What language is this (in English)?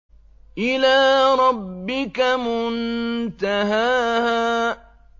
Arabic